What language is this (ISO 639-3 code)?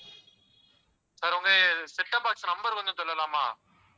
tam